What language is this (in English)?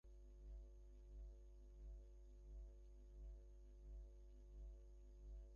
Bangla